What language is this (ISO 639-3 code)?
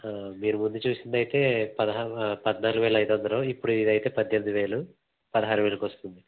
tel